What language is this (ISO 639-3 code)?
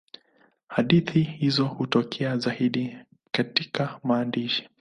swa